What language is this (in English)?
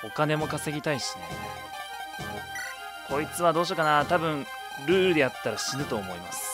Japanese